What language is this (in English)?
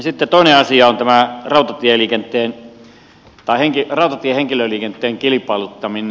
Finnish